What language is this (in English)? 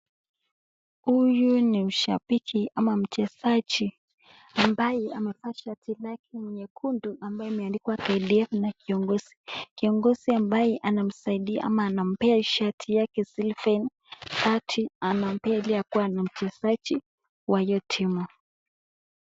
Swahili